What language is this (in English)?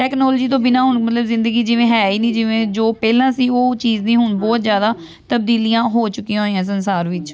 Punjabi